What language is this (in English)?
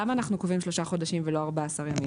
Hebrew